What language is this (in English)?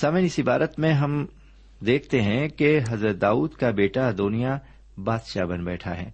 Urdu